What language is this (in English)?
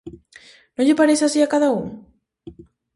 Galician